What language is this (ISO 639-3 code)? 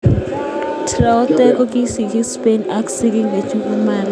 kln